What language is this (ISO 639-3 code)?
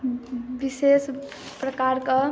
mai